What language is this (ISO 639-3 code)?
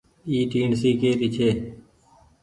gig